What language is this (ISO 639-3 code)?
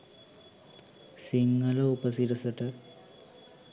sin